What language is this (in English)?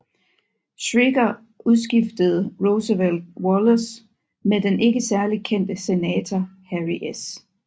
Danish